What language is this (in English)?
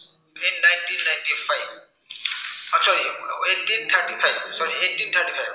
Assamese